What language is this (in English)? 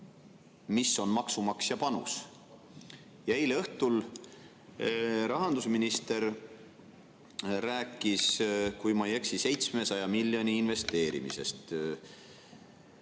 Estonian